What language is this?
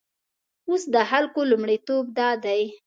Pashto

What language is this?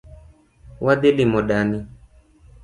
Luo (Kenya and Tanzania)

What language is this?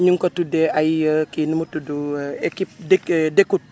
Wolof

